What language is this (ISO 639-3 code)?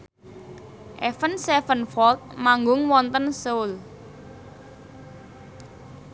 jav